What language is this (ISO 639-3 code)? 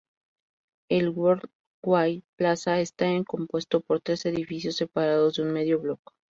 spa